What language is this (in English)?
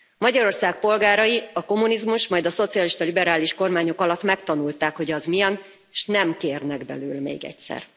Hungarian